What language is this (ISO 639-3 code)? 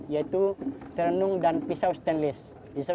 ind